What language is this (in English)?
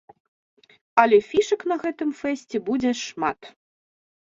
Belarusian